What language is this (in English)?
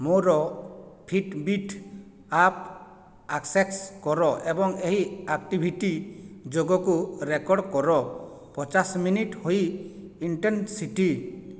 Odia